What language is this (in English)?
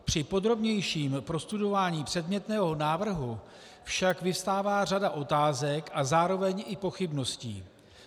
Czech